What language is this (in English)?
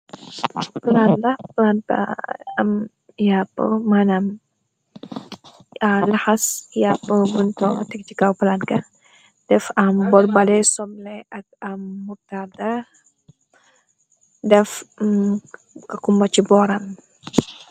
Wolof